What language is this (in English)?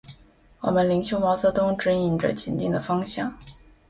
Chinese